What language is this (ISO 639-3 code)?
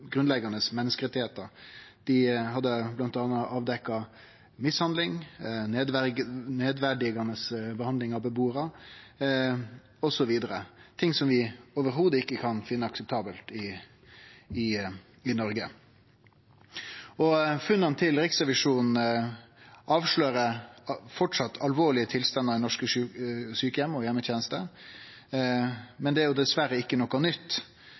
nno